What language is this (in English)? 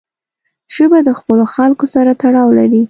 Pashto